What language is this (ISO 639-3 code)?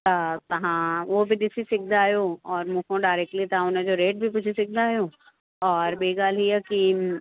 snd